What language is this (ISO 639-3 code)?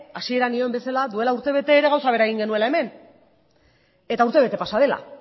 eus